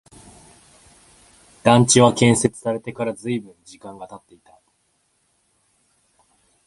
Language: Japanese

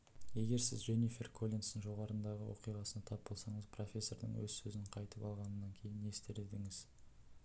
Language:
Kazakh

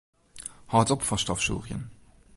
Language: Western Frisian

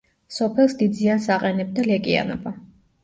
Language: Georgian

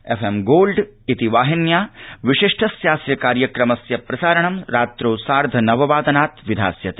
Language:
Sanskrit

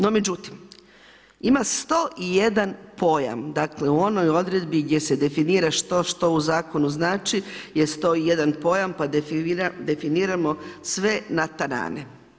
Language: Croatian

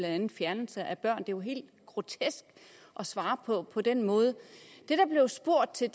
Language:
Danish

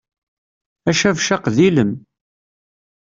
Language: Kabyle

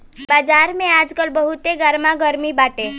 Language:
Bhojpuri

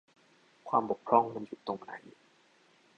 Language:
Thai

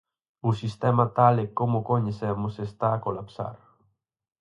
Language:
Galician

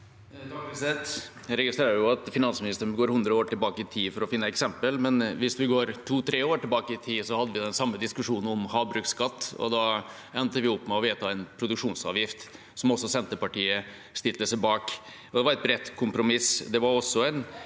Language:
Norwegian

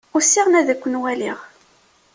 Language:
Kabyle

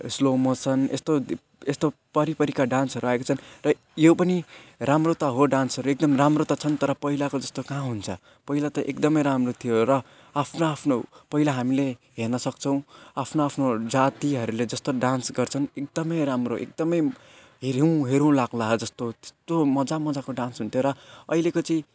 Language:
Nepali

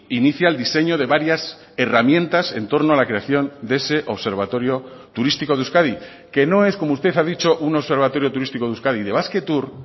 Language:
Spanish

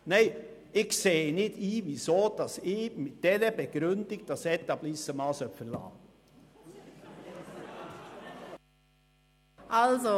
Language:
Swiss German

